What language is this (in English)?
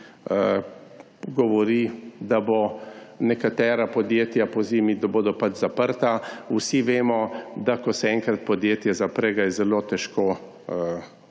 Slovenian